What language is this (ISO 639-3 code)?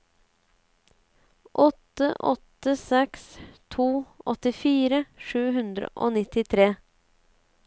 nor